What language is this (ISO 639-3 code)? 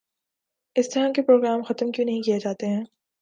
urd